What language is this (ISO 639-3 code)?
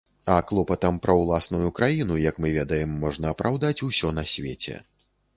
bel